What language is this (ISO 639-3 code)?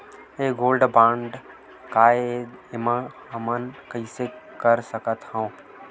hne